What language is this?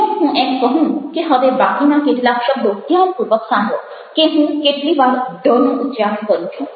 Gujarati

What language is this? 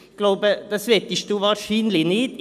Swiss German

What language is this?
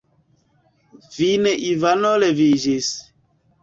Esperanto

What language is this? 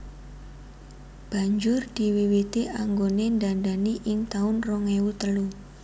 Javanese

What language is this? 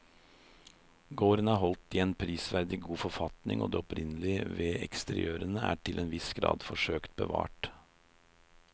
Norwegian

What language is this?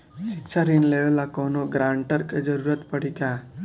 Bhojpuri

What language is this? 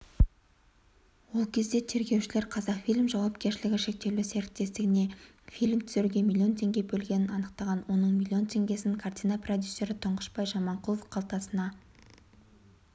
Kazakh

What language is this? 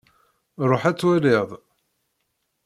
Kabyle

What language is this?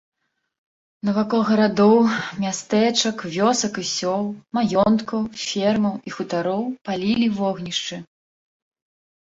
Belarusian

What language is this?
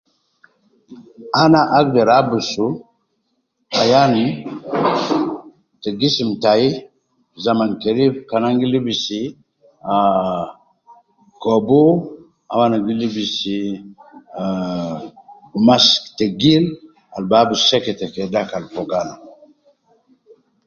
Nubi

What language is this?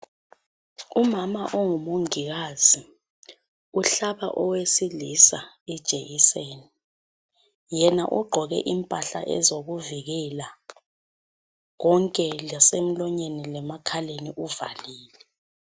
North Ndebele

